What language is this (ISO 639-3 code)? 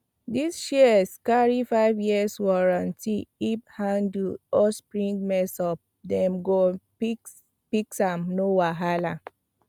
pcm